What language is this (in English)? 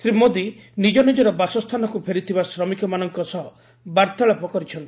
Odia